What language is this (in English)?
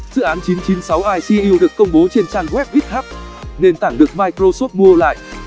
Vietnamese